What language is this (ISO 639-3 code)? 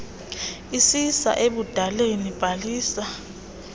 xho